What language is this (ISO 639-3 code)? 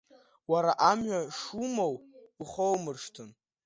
abk